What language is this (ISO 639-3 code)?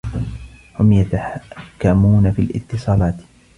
ara